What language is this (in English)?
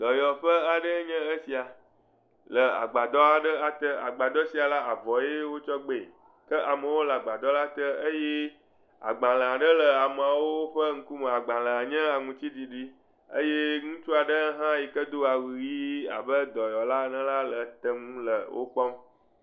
Ewe